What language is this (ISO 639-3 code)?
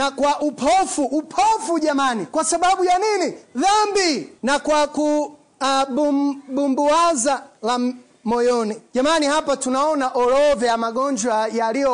swa